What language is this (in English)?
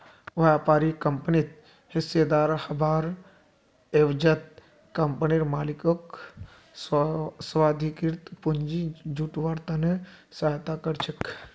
Magahi